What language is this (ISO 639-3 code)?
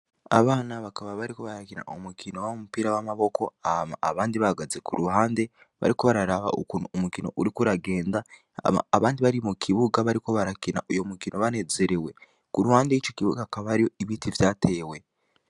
run